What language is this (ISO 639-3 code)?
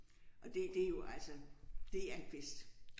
dan